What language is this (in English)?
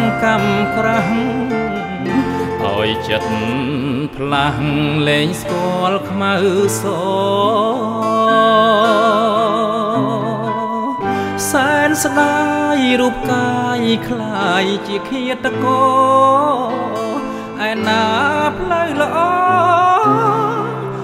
Thai